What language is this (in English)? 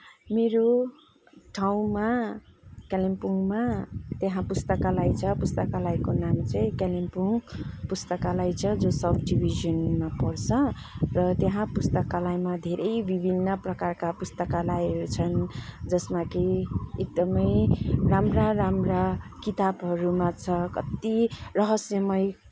Nepali